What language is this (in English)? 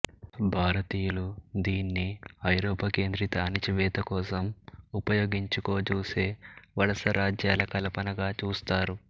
Telugu